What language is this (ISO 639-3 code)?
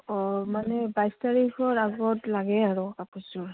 asm